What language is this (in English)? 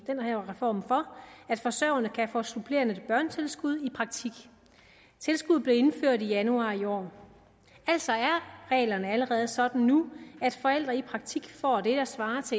Danish